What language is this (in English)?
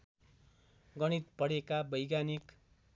Nepali